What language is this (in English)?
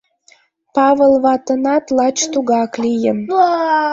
Mari